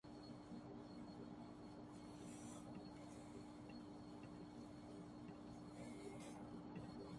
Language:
Urdu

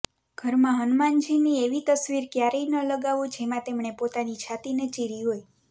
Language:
Gujarati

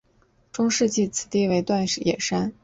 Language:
Chinese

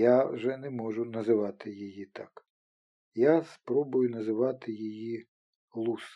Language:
Ukrainian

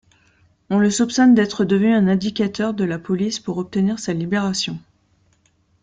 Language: French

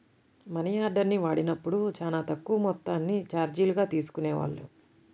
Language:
Telugu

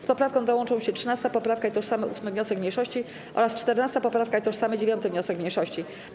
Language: Polish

